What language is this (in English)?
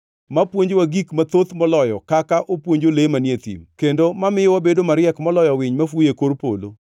Luo (Kenya and Tanzania)